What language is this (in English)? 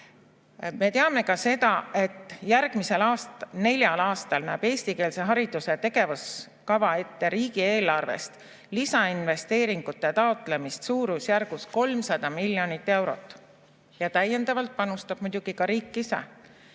Estonian